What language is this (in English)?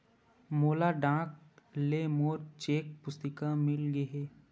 Chhattisgarhi